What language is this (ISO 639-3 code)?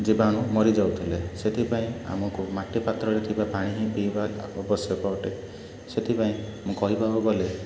ori